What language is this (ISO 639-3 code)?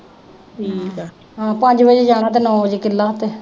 pan